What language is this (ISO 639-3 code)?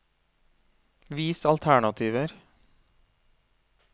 nor